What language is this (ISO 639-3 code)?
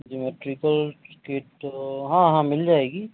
urd